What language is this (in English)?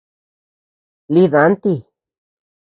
Tepeuxila Cuicatec